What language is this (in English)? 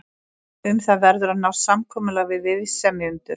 Icelandic